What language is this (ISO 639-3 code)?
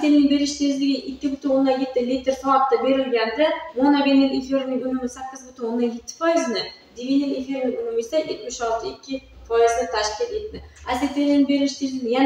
tur